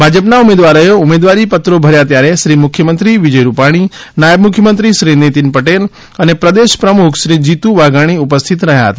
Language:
Gujarati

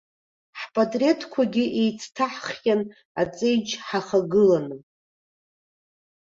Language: Abkhazian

